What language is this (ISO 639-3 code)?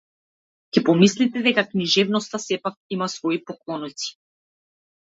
mkd